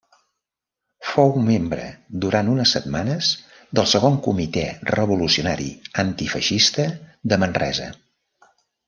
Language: Catalan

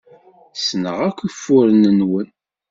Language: Kabyle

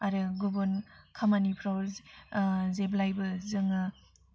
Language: Bodo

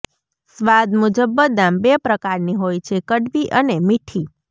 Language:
Gujarati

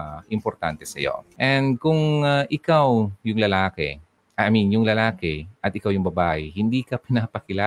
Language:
Filipino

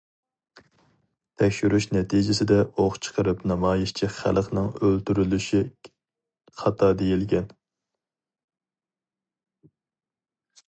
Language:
Uyghur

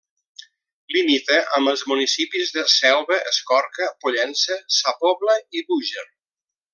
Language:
Catalan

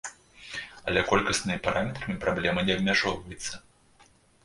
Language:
Belarusian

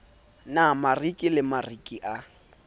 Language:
Southern Sotho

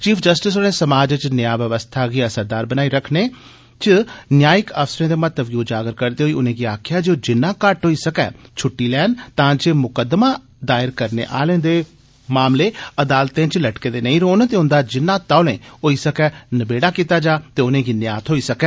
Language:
Dogri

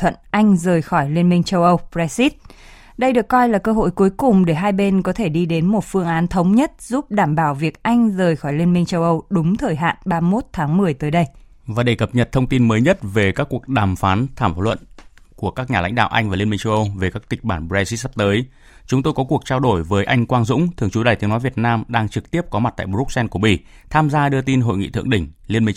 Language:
Vietnamese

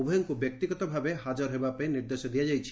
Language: Odia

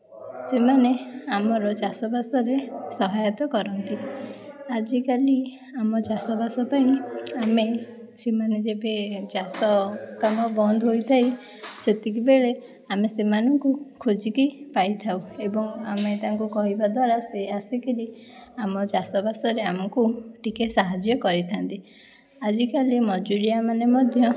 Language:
Odia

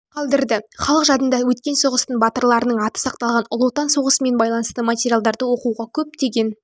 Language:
Kazakh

